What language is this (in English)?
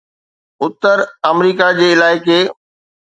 Sindhi